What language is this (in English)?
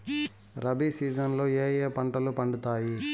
Telugu